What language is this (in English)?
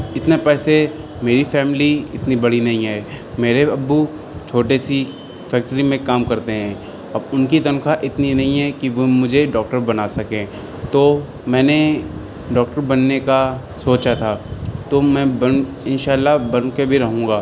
Urdu